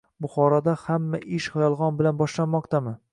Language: Uzbek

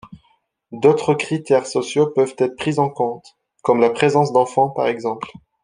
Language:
French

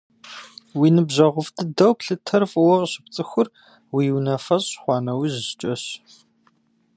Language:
Kabardian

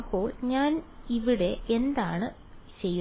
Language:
Malayalam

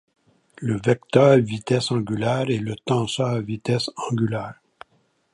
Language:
French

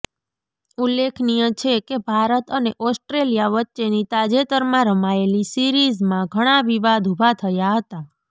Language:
Gujarati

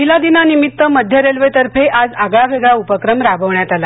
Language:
Marathi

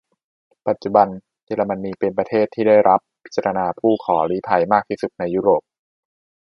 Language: Thai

